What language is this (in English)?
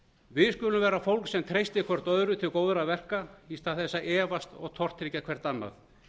Icelandic